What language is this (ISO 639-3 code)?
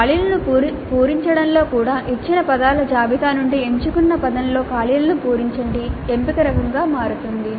tel